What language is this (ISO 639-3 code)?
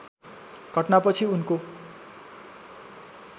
nep